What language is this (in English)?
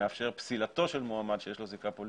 Hebrew